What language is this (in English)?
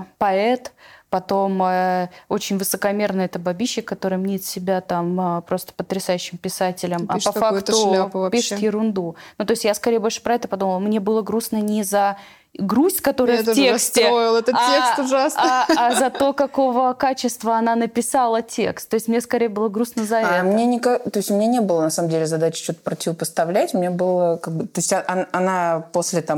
Russian